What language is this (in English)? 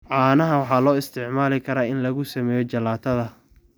Somali